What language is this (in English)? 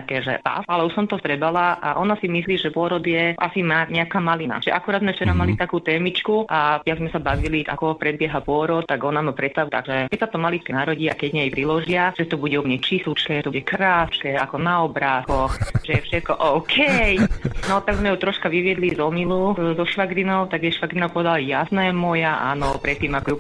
Slovak